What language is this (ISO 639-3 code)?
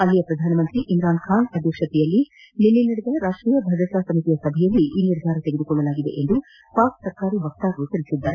kan